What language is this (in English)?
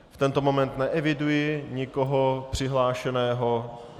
Czech